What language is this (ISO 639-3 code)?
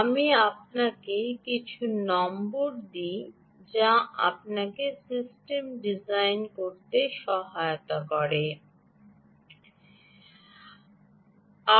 ben